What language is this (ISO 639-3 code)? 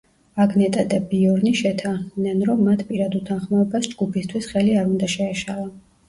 kat